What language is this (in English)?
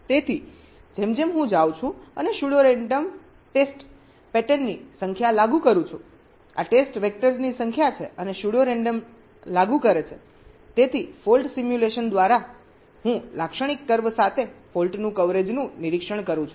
Gujarati